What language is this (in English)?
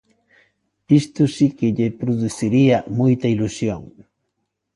Galician